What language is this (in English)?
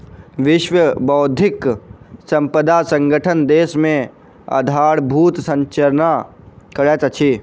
Maithili